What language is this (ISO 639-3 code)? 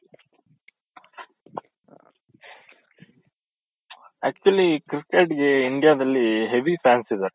kan